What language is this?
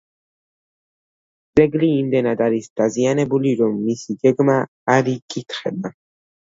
Georgian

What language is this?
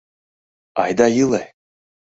Mari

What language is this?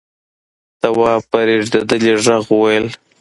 Pashto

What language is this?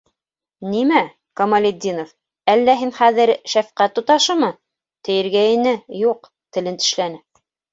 Bashkir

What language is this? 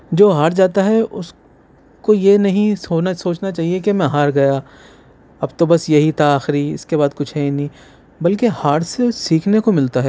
Urdu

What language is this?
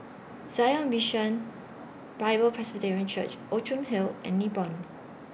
English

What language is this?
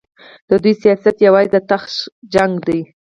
Pashto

